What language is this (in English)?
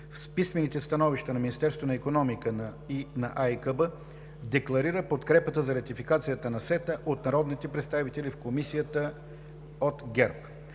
Bulgarian